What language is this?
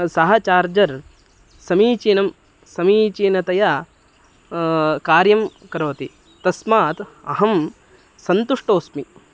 Sanskrit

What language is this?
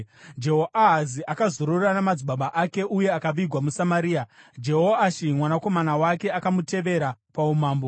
Shona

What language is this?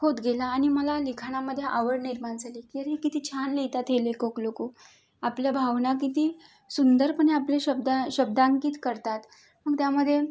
Marathi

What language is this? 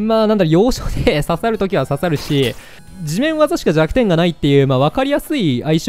Japanese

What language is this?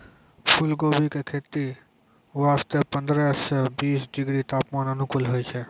Maithili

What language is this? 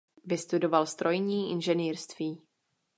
Czech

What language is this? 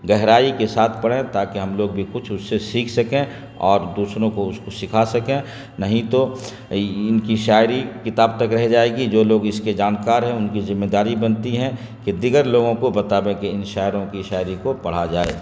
Urdu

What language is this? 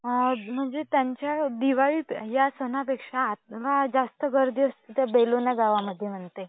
Marathi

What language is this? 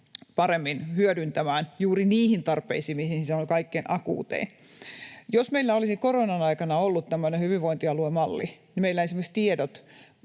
Finnish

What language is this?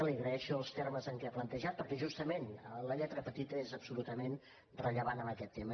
Catalan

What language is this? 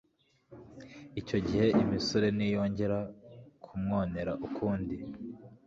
Kinyarwanda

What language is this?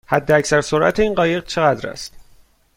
Persian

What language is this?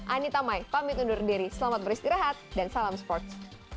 Indonesian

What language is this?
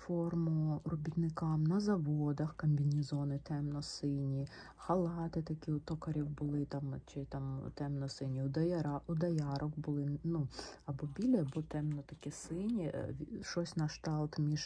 Ukrainian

